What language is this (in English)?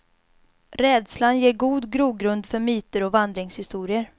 Swedish